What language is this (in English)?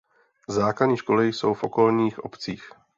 Czech